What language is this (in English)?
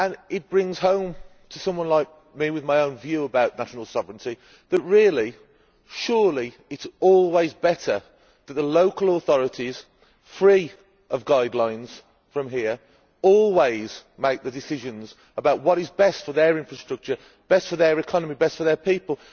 English